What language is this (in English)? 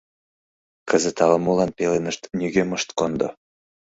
Mari